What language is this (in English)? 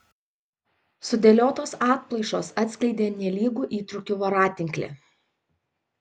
Lithuanian